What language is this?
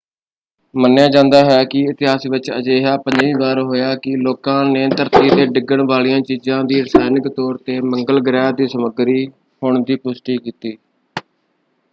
Punjabi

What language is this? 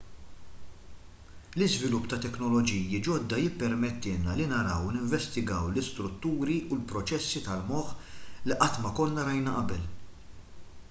Maltese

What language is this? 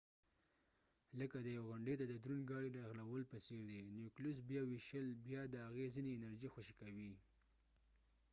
Pashto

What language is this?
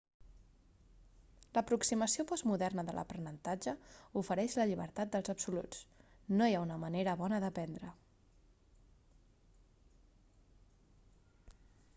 Catalan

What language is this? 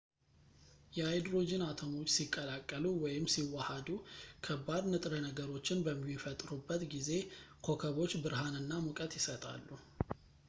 Amharic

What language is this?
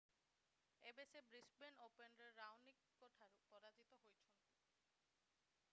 Odia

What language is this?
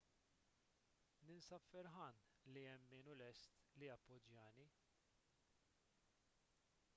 Maltese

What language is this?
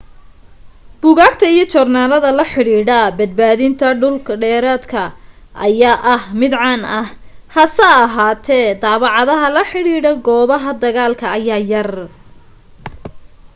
Somali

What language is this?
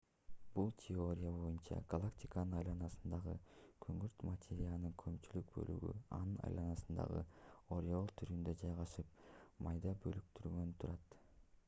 Kyrgyz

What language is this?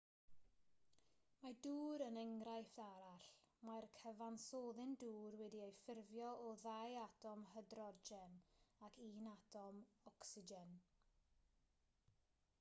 Welsh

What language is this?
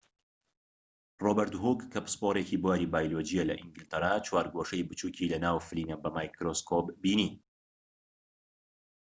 Central Kurdish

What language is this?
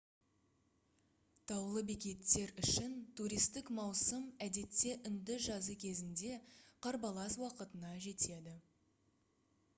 Kazakh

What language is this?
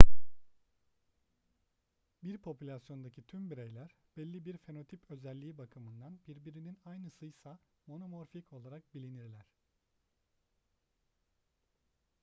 Turkish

